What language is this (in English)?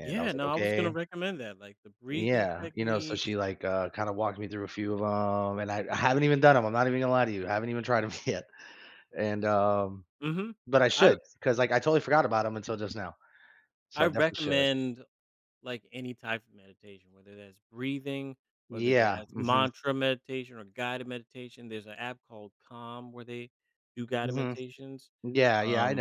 English